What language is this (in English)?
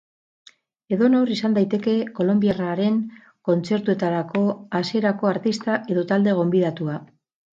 Basque